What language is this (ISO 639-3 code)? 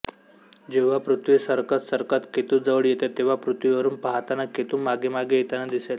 mar